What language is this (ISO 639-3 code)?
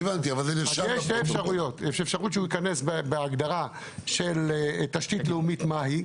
heb